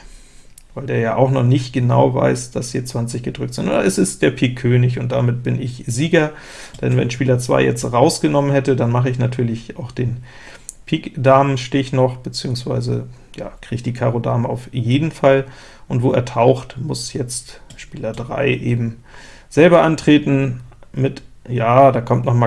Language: German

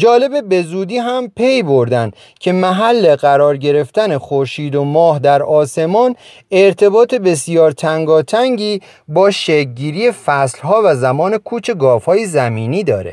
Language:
Persian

